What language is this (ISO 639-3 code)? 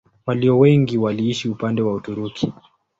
swa